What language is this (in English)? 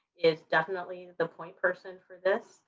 English